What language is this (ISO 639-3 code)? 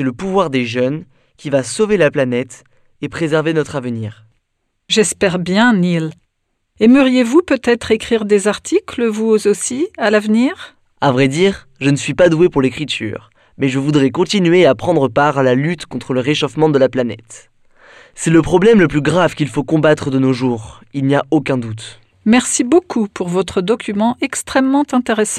fra